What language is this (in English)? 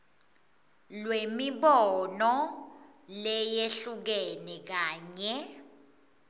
Swati